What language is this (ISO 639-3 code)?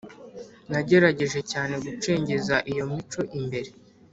kin